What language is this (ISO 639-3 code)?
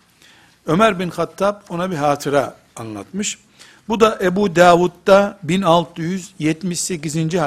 tur